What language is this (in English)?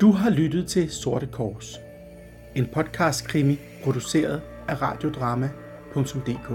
Danish